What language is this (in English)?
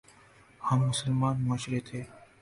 Urdu